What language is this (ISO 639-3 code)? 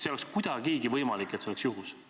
est